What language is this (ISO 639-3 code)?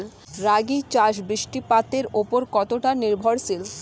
ben